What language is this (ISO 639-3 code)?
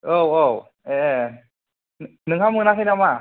brx